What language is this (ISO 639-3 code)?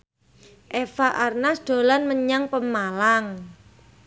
jav